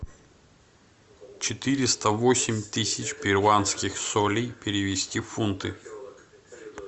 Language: Russian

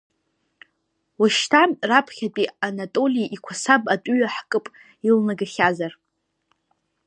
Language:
Abkhazian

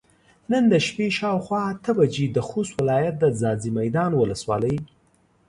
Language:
Pashto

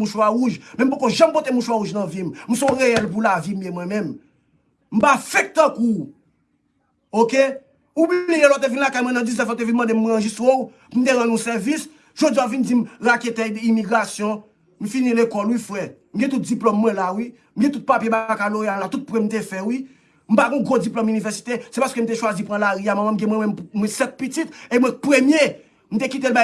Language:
French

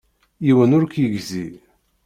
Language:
Kabyle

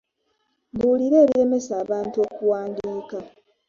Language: Ganda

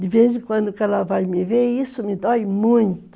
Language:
Portuguese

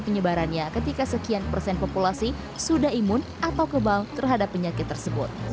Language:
Indonesian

